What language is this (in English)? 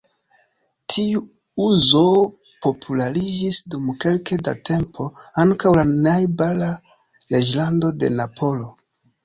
Esperanto